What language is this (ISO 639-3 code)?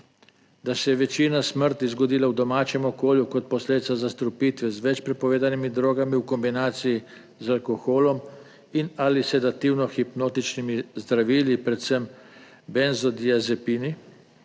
slv